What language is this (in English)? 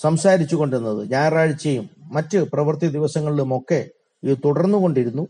Malayalam